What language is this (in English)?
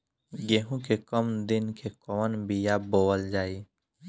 Bhojpuri